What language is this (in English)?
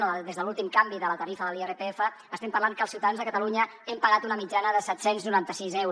Catalan